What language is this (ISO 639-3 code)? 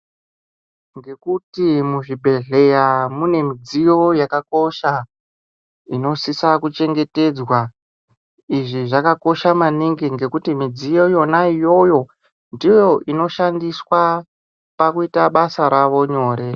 ndc